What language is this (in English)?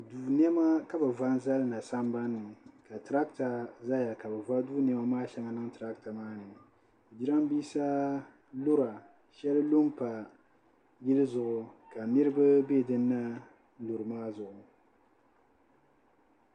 Dagbani